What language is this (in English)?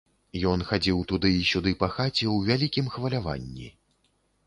Belarusian